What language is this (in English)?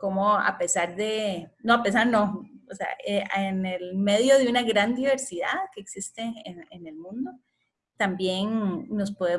Spanish